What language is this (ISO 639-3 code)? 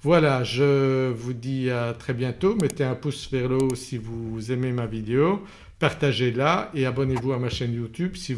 fra